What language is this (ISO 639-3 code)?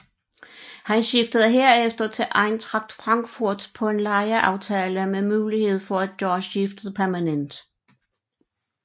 dan